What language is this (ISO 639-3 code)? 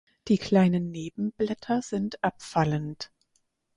deu